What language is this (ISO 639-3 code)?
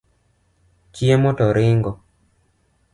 luo